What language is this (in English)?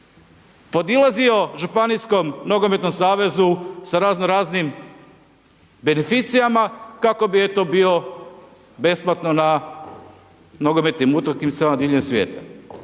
Croatian